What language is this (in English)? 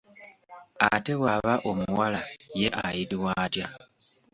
Ganda